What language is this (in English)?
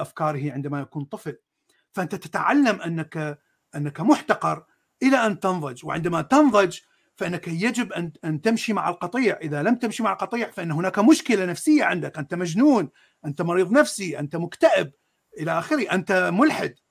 Arabic